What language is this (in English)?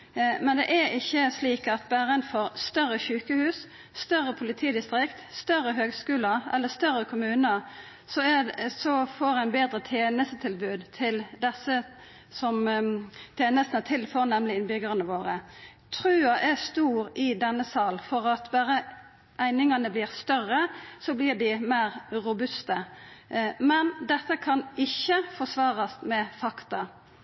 Norwegian Nynorsk